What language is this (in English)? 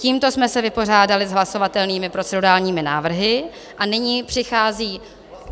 Czech